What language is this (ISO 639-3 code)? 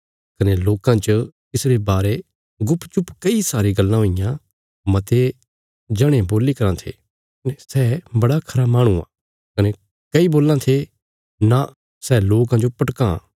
kfs